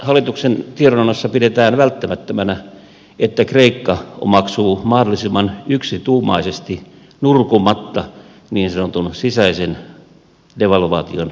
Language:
Finnish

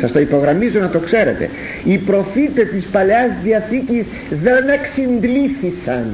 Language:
Greek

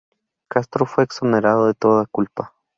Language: Spanish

